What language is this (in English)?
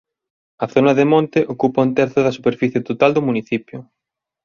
Galician